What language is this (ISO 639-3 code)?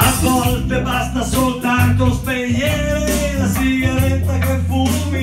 ita